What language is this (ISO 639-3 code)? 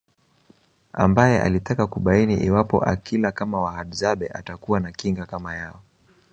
swa